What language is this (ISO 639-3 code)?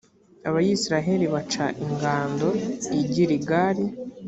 kin